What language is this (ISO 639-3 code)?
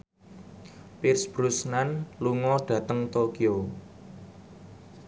jav